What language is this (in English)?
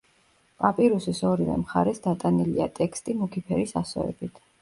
Georgian